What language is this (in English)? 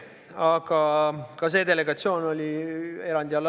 Estonian